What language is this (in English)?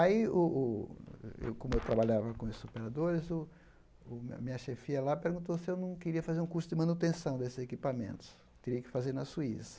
Portuguese